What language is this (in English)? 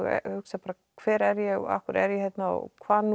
Icelandic